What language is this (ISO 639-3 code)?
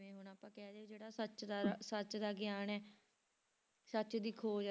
pan